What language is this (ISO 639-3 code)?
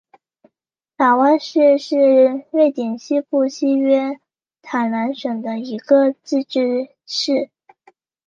zho